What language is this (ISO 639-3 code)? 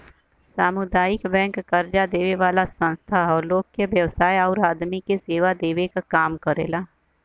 bho